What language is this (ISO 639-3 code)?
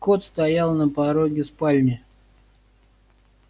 rus